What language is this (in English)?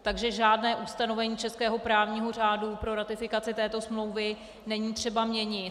Czech